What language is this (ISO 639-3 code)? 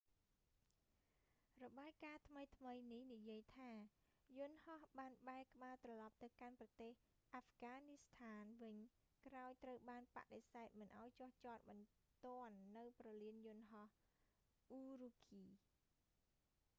khm